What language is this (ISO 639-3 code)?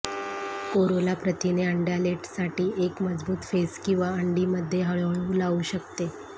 mar